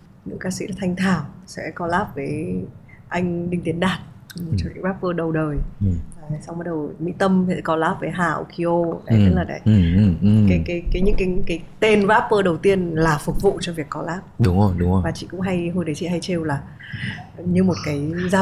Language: Vietnamese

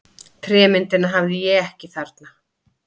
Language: Icelandic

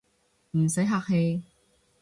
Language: Cantonese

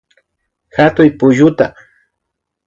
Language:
Imbabura Highland Quichua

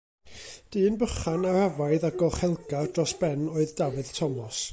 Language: Welsh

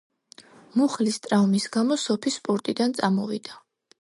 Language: Georgian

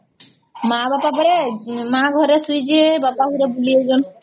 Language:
Odia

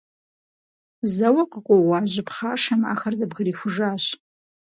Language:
Kabardian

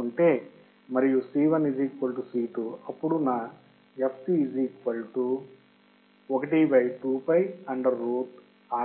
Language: Telugu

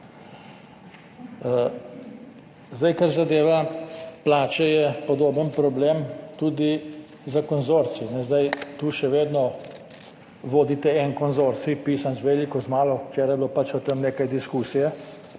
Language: Slovenian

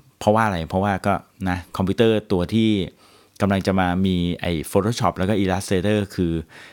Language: Thai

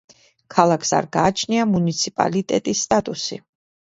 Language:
Georgian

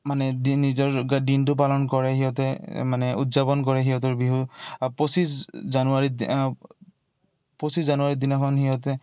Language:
Assamese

